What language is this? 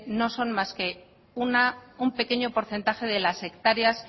Spanish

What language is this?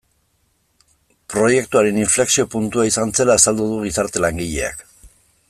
Basque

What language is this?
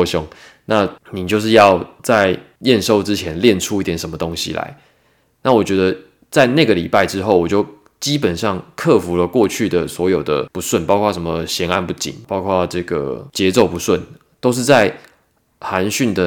Chinese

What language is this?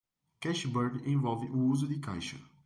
Portuguese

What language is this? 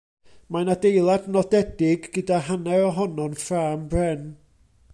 Welsh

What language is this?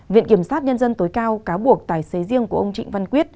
Vietnamese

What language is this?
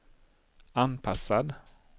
Swedish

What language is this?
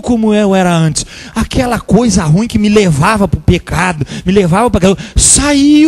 Portuguese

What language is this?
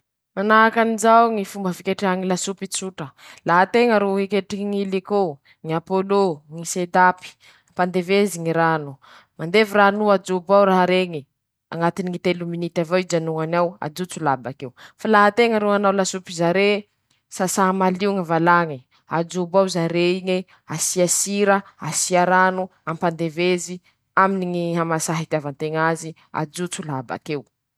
Masikoro Malagasy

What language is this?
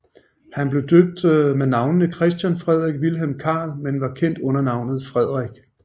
Danish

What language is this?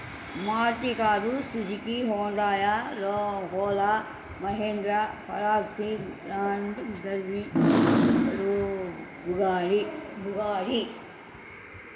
Telugu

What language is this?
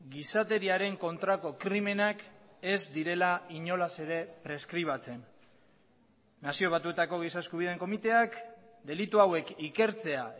Basque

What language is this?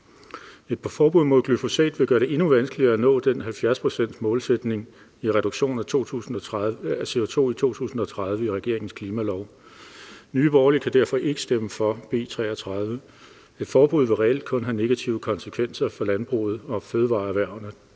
Danish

